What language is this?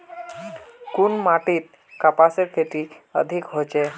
Magahi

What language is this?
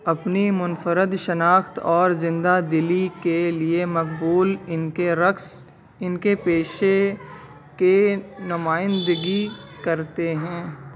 Urdu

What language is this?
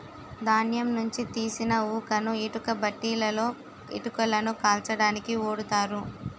Telugu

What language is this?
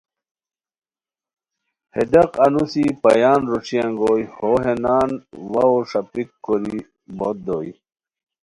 Khowar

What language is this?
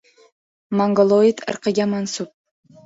Uzbek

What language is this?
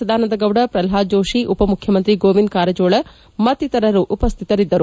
Kannada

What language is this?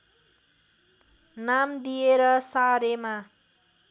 Nepali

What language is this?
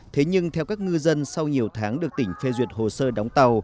Vietnamese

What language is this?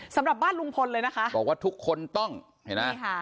Thai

